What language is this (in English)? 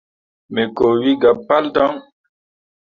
Mundang